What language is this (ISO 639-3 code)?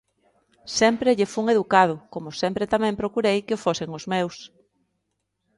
glg